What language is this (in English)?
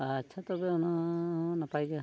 Santali